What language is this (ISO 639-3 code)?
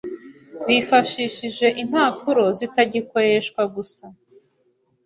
kin